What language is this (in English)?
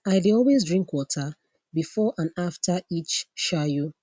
Nigerian Pidgin